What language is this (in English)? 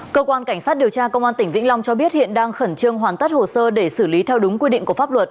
Vietnamese